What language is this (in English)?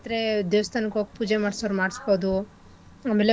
Kannada